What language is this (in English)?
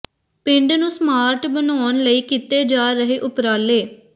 Punjabi